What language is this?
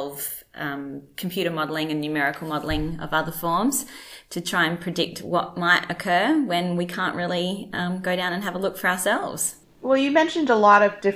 English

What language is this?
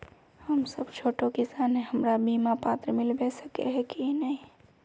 Magahi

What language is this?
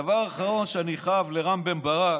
Hebrew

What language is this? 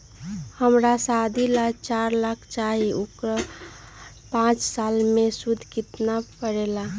Magahi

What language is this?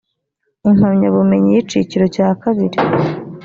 Kinyarwanda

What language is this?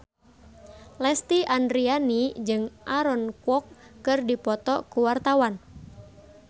Sundanese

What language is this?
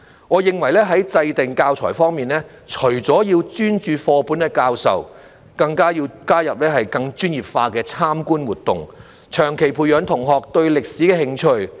Cantonese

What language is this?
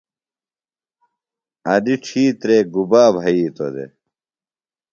Phalura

